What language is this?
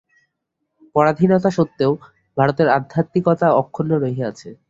Bangla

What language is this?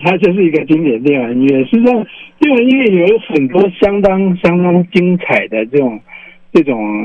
Chinese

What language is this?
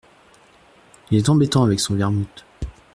French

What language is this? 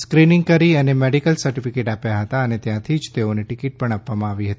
Gujarati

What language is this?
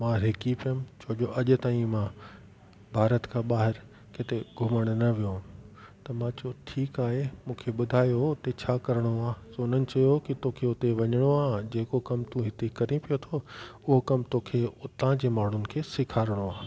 Sindhi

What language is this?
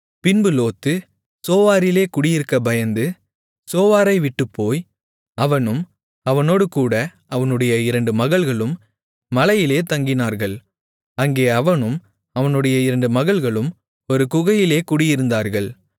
Tamil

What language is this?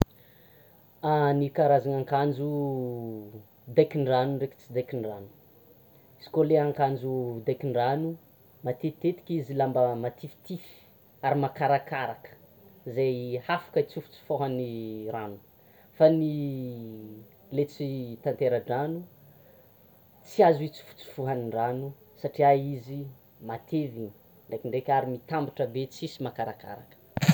Tsimihety Malagasy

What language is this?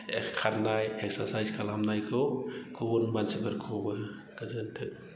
Bodo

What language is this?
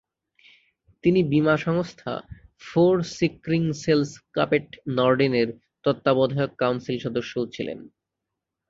Bangla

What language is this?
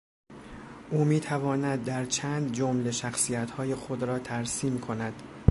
Persian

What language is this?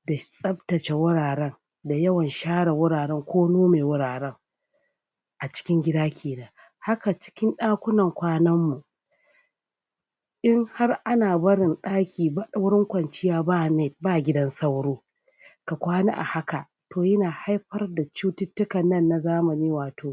Hausa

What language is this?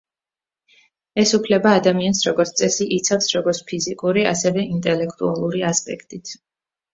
Georgian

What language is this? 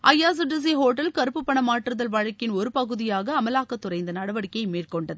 Tamil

